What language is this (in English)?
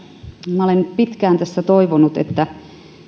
Finnish